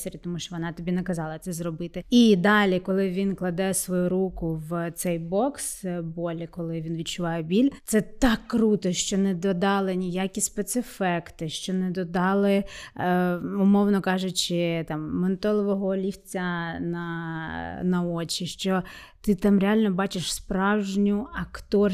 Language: Ukrainian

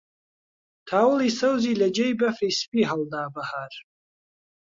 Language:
Central Kurdish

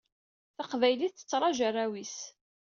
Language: Kabyle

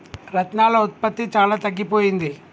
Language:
Telugu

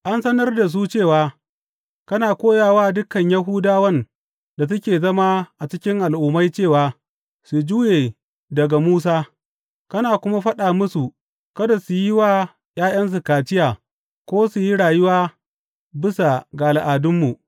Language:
Hausa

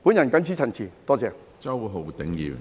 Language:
Cantonese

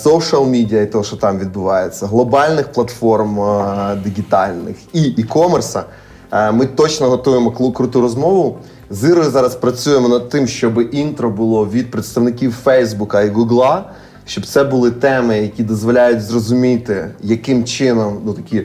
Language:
Ukrainian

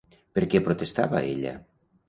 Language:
Catalan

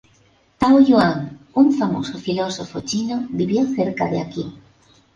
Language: Spanish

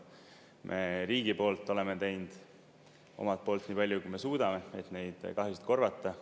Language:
Estonian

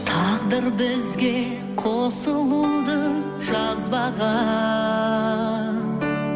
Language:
Kazakh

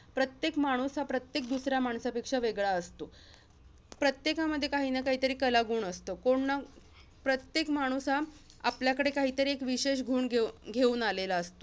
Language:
Marathi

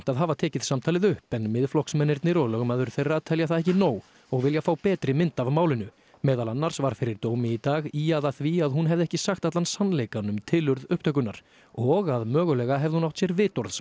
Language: Icelandic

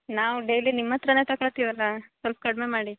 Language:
Kannada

